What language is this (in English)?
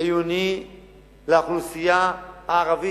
Hebrew